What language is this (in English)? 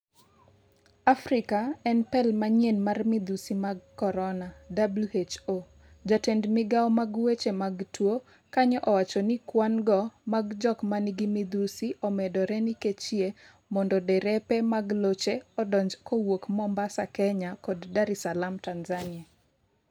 Luo (Kenya and Tanzania)